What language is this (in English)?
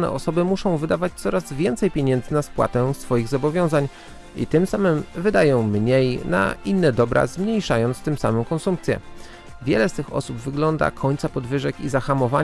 Polish